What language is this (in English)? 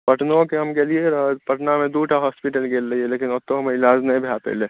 Maithili